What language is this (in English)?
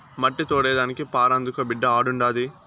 Telugu